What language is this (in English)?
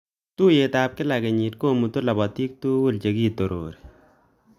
Kalenjin